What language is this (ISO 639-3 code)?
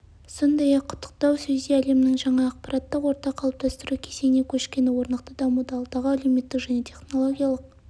kaz